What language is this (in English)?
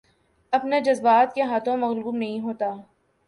Urdu